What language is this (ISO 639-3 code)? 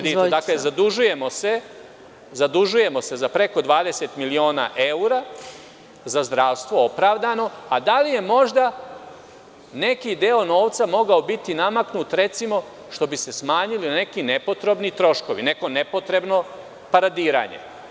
srp